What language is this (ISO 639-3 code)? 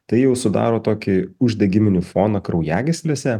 lit